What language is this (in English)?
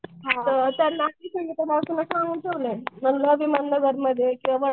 Marathi